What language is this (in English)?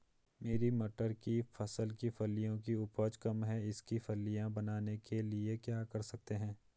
Hindi